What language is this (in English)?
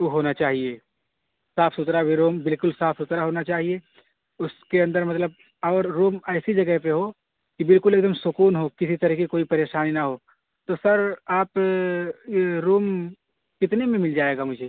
Urdu